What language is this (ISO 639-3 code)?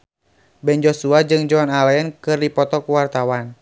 sun